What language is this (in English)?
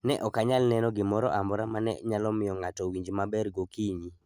Luo (Kenya and Tanzania)